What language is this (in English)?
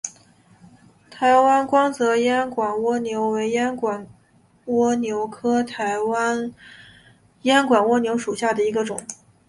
Chinese